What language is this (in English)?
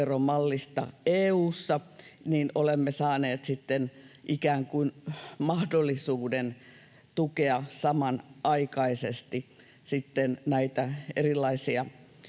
Finnish